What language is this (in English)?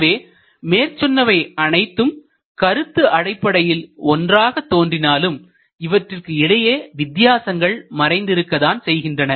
Tamil